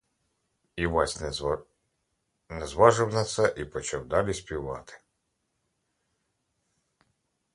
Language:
Ukrainian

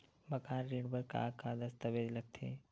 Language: Chhattisgarhi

